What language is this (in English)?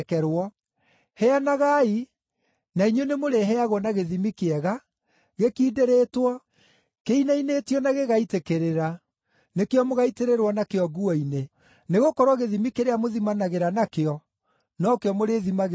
Kikuyu